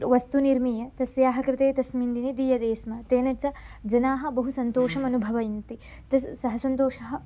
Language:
Sanskrit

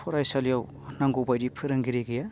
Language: Bodo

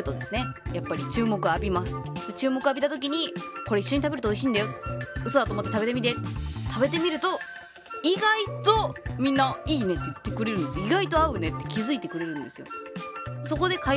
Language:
Japanese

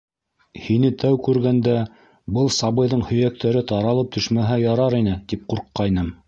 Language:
Bashkir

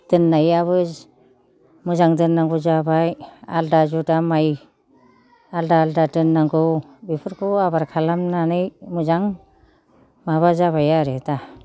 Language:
Bodo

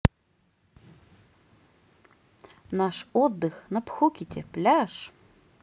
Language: Russian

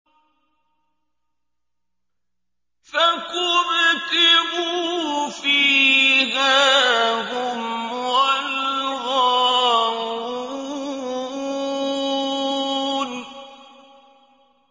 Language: Arabic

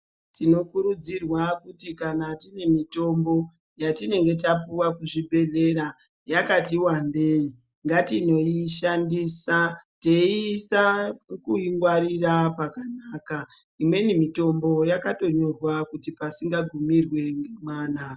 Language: Ndau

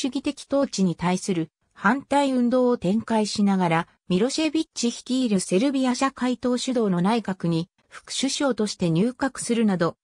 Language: Japanese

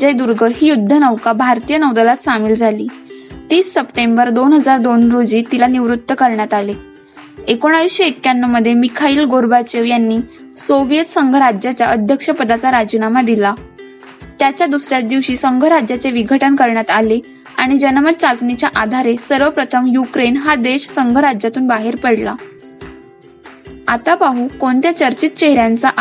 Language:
Marathi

